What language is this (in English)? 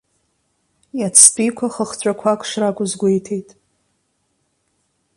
Abkhazian